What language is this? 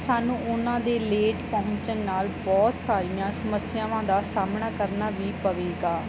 Punjabi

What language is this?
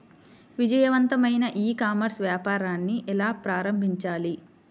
Telugu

